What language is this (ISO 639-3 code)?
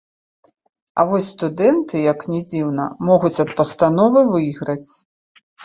bel